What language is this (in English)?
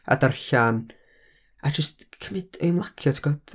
Welsh